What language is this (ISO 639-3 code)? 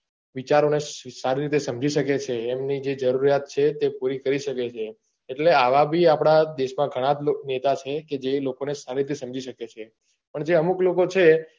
guj